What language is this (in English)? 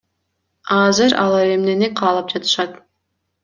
Kyrgyz